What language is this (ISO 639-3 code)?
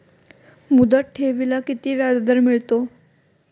mar